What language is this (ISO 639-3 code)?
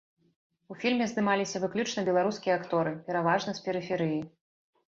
bel